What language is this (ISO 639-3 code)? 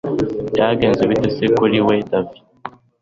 kin